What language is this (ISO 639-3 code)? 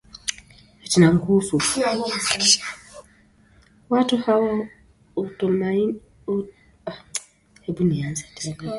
swa